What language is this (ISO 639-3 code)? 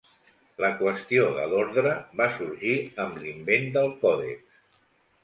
cat